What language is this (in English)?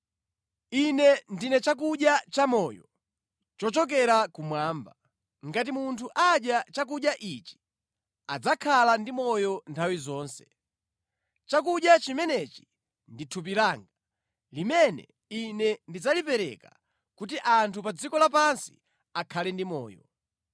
Nyanja